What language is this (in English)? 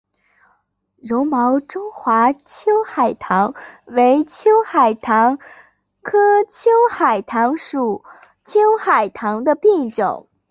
Chinese